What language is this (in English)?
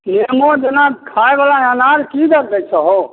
Maithili